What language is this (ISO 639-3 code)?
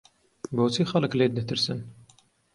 ckb